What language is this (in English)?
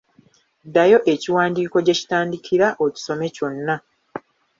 Ganda